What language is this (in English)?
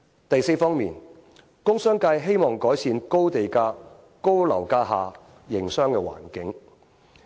Cantonese